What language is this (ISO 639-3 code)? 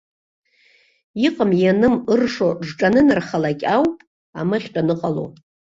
abk